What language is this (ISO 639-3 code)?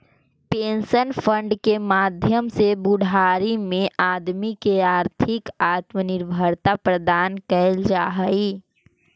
mag